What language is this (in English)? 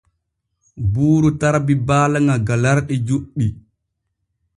Borgu Fulfulde